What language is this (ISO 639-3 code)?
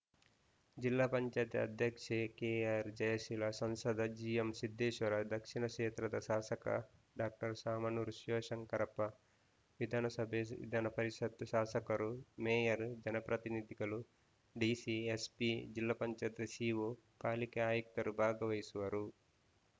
kan